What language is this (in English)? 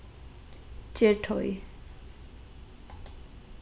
Faroese